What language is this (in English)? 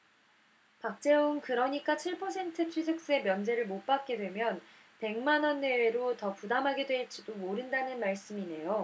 Korean